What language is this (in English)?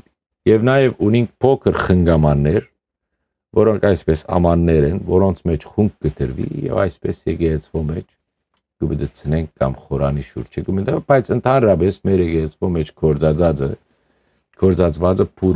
Romanian